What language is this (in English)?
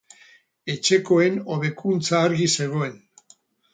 Basque